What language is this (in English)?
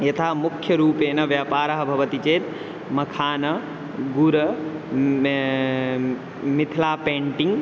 Sanskrit